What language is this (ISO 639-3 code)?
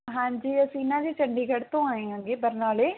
pan